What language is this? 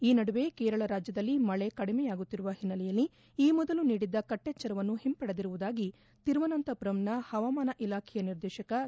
Kannada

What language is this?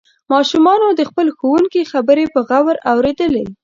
Pashto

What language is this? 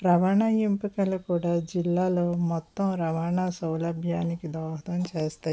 Telugu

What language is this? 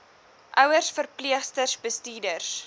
Afrikaans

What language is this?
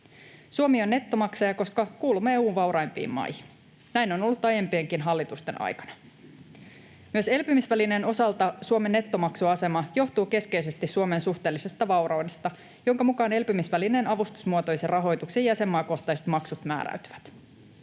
Finnish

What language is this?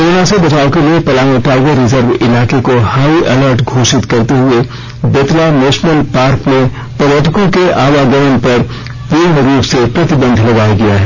Hindi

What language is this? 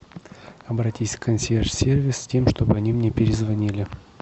Russian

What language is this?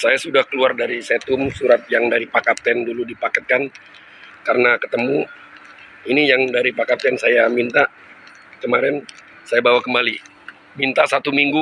Indonesian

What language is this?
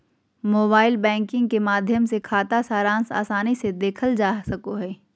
Magahi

